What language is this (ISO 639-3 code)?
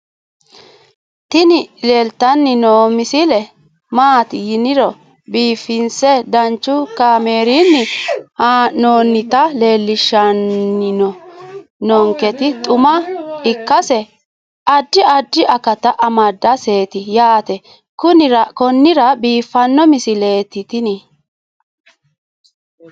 sid